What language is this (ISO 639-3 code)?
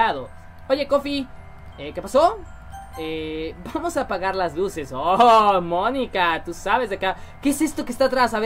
spa